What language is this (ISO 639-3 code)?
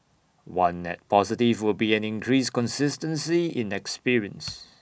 eng